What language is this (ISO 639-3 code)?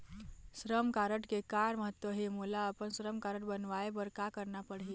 hne